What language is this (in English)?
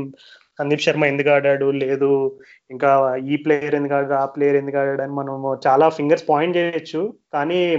Telugu